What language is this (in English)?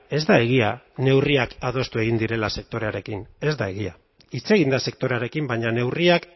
Basque